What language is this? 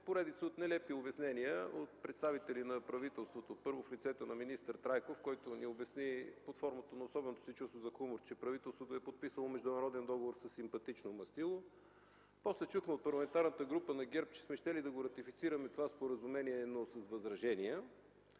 Bulgarian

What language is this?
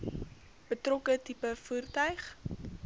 Afrikaans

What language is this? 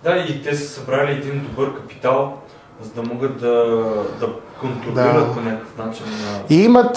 Bulgarian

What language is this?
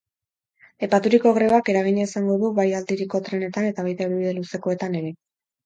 Basque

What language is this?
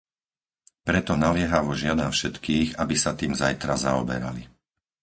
Slovak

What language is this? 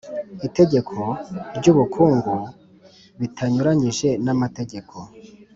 Kinyarwanda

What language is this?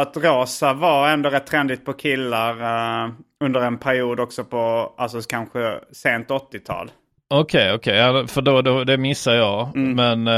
Swedish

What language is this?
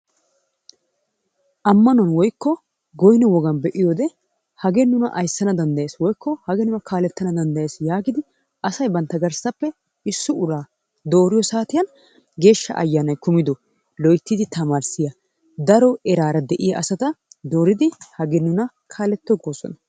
Wolaytta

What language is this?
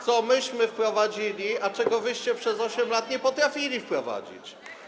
Polish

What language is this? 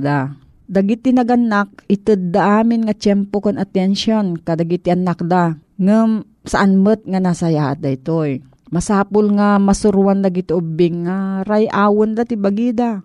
Filipino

